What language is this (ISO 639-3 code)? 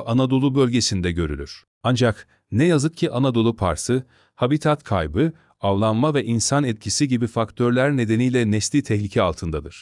tur